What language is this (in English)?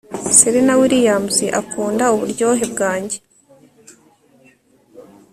Kinyarwanda